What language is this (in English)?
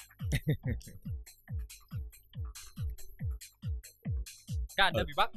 Vietnamese